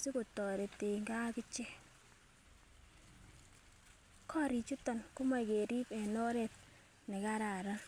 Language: Kalenjin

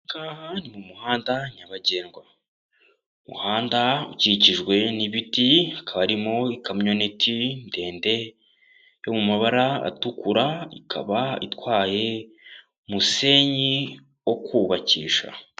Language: Kinyarwanda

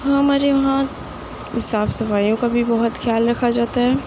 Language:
Urdu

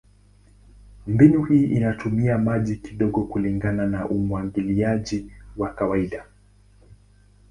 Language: Swahili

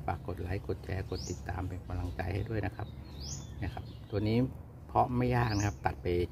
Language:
Thai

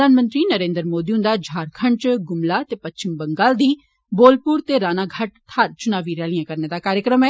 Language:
Dogri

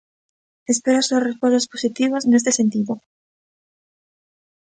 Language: Galician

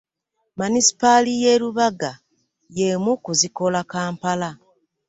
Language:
Ganda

